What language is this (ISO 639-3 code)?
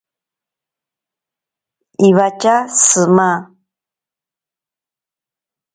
prq